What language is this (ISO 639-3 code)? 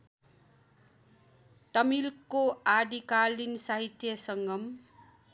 nep